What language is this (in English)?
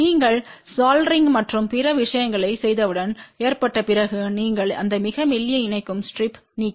Tamil